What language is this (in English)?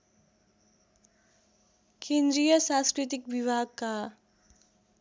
Nepali